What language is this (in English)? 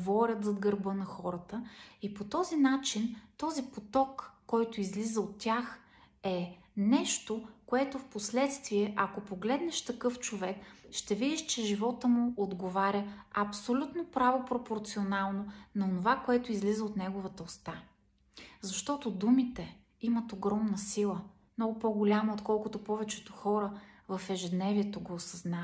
Bulgarian